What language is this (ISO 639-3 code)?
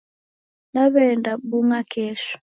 dav